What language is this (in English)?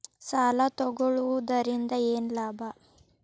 Kannada